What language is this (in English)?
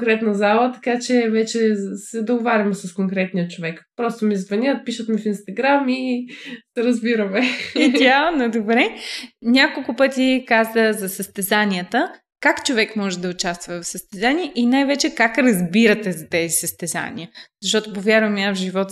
Bulgarian